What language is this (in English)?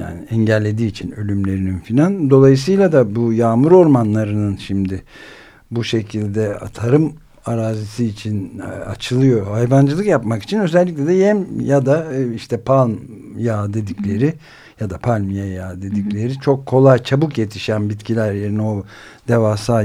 Turkish